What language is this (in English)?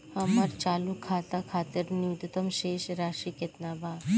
Bhojpuri